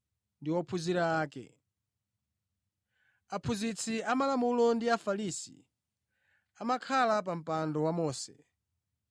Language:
Nyanja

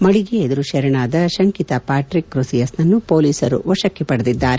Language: Kannada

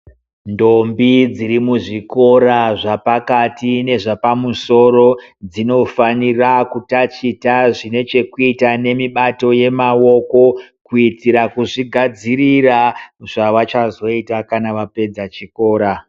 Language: Ndau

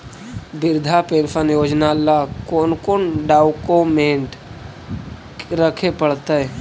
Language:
Magahi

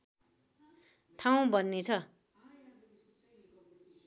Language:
Nepali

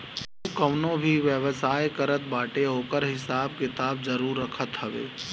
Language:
Bhojpuri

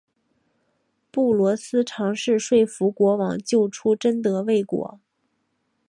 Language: Chinese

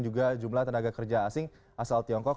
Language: Indonesian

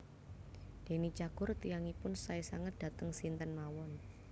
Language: Javanese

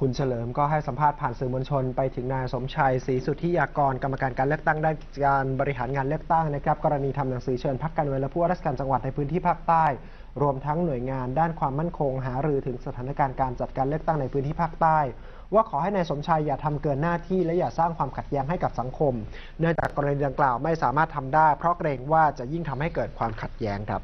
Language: Thai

